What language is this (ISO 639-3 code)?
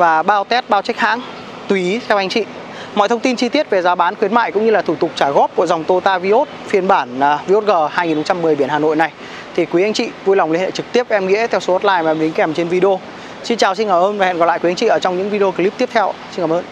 vie